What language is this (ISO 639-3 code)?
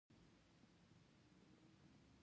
pus